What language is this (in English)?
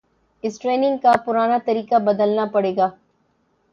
Urdu